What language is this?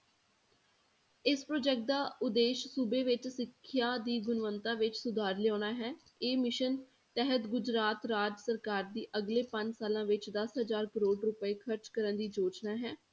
Punjabi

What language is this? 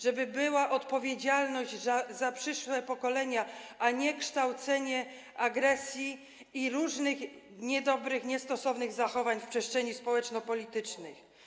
Polish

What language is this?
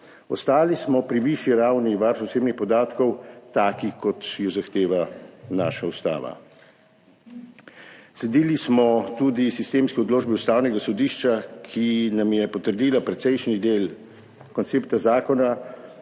Slovenian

